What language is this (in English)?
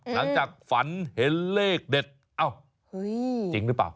Thai